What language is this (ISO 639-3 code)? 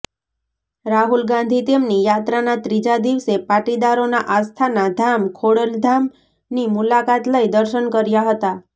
guj